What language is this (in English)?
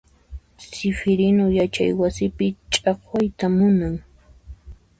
Puno Quechua